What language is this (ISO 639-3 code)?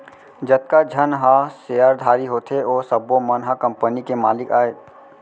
hne